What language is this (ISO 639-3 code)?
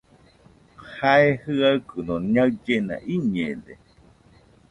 hux